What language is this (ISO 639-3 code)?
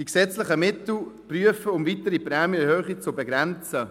gsw